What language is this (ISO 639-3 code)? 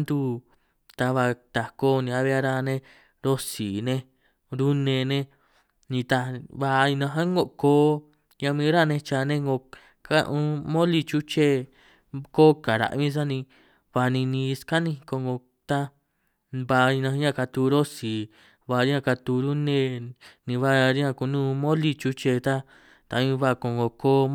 trq